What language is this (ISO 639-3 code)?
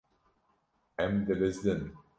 kur